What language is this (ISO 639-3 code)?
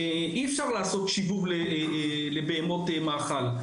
heb